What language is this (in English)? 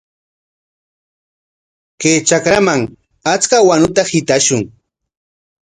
Corongo Ancash Quechua